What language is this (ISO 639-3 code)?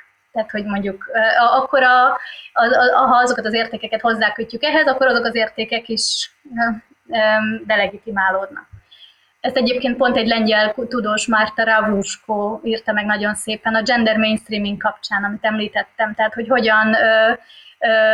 hun